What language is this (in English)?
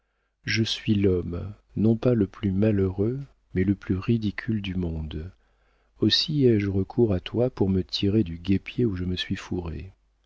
French